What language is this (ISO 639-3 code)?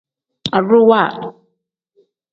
kdh